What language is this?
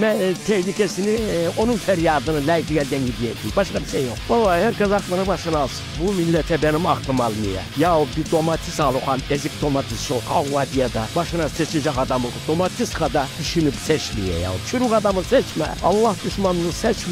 Turkish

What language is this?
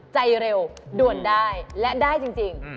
Thai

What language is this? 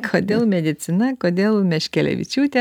Lithuanian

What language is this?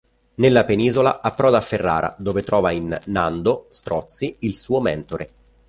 Italian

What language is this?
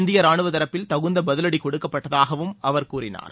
Tamil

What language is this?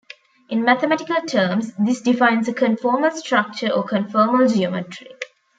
English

